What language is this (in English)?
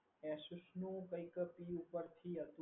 Gujarati